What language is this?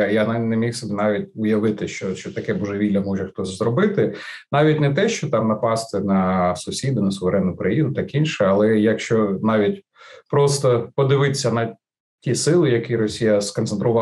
Ukrainian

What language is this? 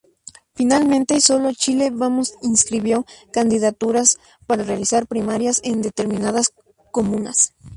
Spanish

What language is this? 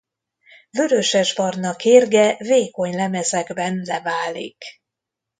Hungarian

